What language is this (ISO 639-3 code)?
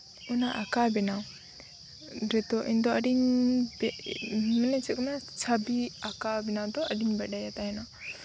sat